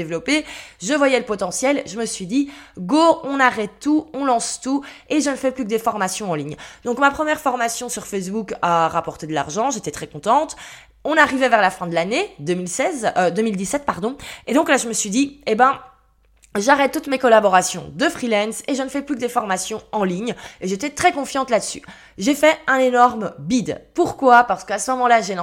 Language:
French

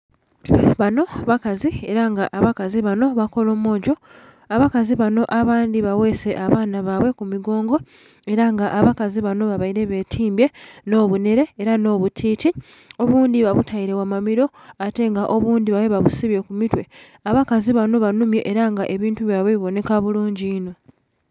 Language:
Soga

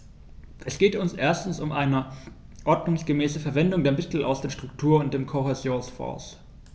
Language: German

